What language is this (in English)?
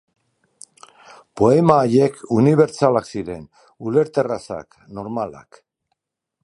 Basque